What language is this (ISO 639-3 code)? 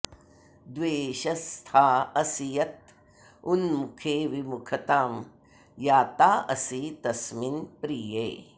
san